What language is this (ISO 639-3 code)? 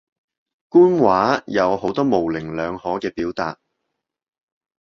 yue